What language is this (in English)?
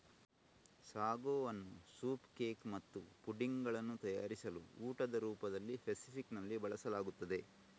Kannada